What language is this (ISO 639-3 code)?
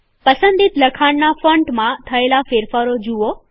guj